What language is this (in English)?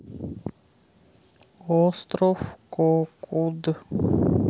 Russian